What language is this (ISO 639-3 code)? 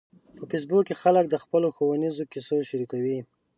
pus